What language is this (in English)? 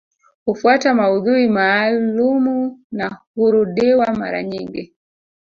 Swahili